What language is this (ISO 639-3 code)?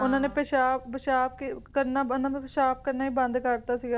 pan